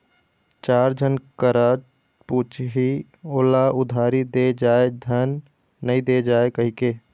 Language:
Chhattisgarhi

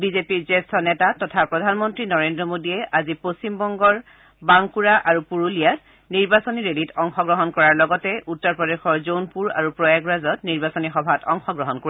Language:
Assamese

